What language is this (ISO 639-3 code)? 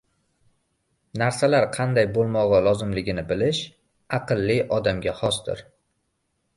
uzb